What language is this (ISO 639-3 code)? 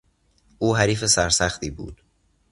fas